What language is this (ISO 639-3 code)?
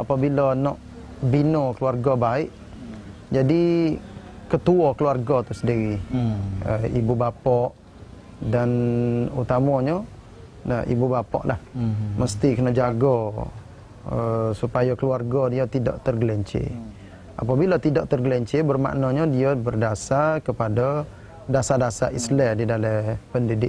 msa